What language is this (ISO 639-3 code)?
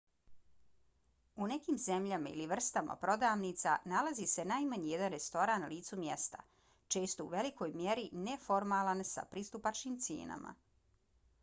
bos